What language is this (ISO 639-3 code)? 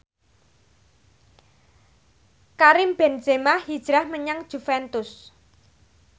jav